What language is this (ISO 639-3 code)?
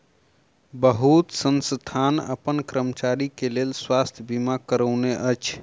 mai